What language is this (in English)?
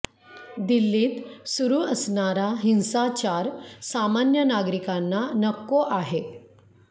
Marathi